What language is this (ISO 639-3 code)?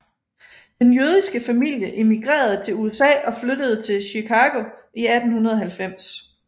dan